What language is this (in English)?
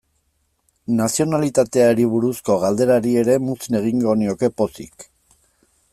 Basque